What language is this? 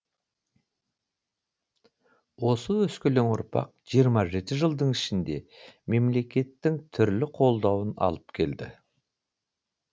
Kazakh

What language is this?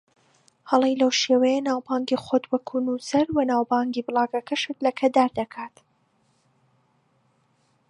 Central Kurdish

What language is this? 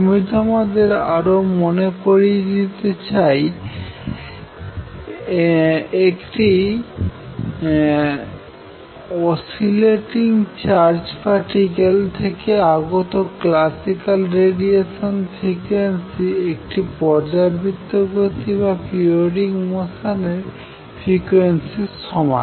Bangla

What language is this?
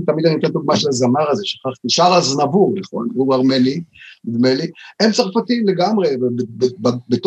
Hebrew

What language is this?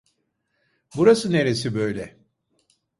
Turkish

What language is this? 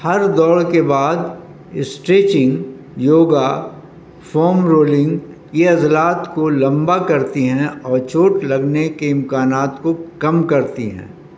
Urdu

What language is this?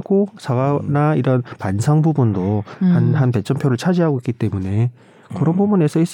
Korean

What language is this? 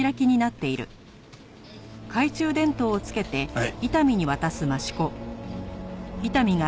Japanese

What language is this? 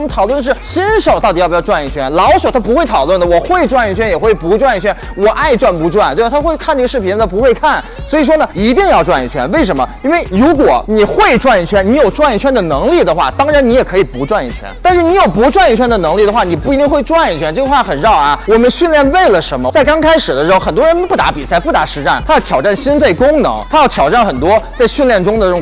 Chinese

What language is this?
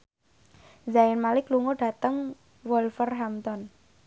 Javanese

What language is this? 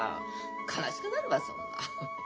Japanese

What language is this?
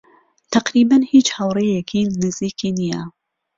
Central Kurdish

